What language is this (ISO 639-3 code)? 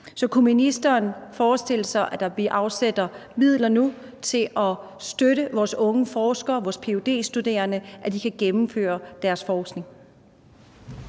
dan